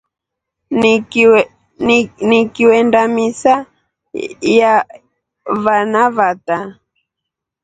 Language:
Rombo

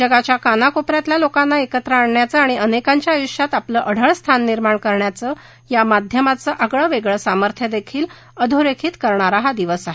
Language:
Marathi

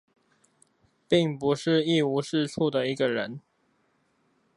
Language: Chinese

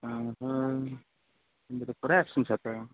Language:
Nepali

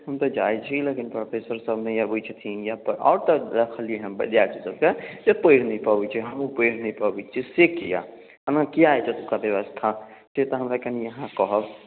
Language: Maithili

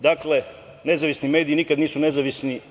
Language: Serbian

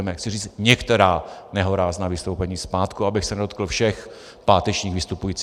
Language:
Czech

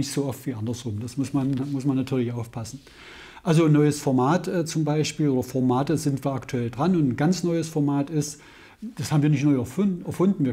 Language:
German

